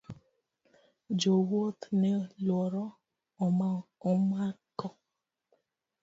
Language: Luo (Kenya and Tanzania)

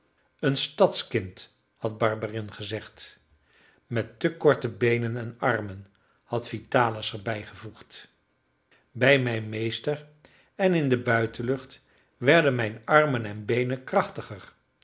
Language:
Dutch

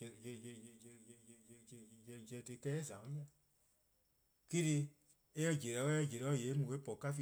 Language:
Eastern Krahn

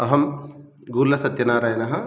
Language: Sanskrit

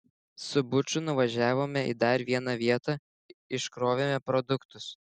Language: Lithuanian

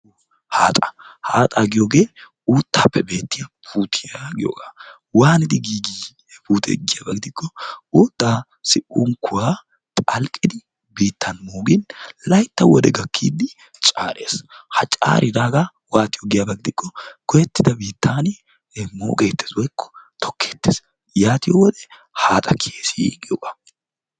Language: Wolaytta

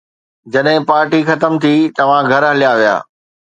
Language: Sindhi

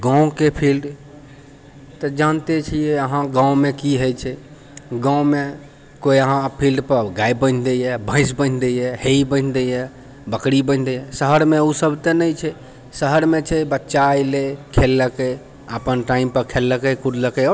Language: Maithili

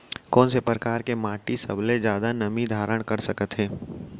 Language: Chhattisgarhi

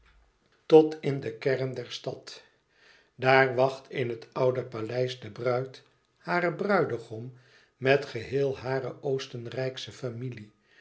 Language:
Dutch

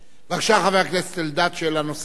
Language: Hebrew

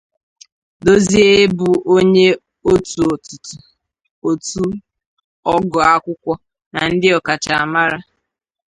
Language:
Igbo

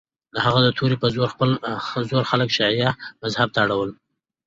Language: Pashto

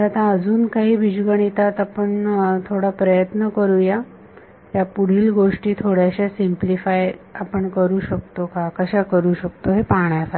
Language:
Marathi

